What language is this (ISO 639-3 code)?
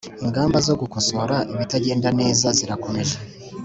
kin